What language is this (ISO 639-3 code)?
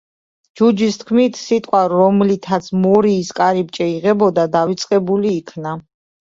kat